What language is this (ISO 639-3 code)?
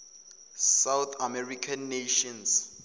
zul